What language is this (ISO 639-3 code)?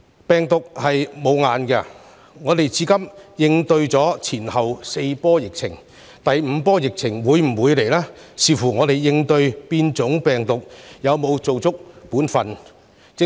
yue